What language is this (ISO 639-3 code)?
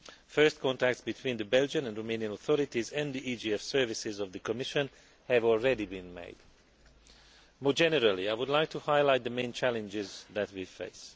eng